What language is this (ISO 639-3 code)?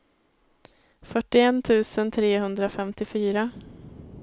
swe